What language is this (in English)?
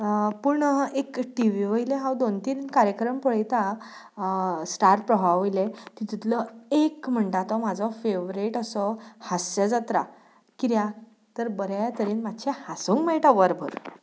Konkani